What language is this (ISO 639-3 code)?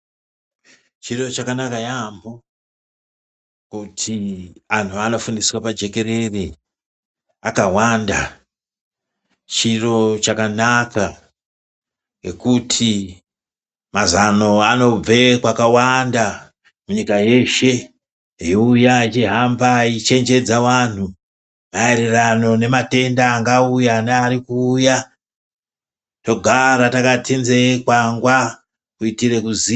ndc